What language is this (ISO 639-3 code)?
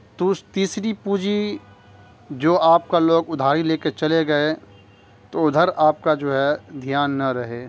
urd